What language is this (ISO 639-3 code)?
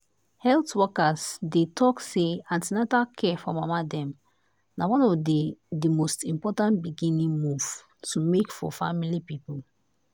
pcm